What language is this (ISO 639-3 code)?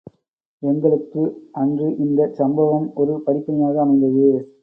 tam